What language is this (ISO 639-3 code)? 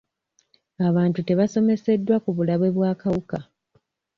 lug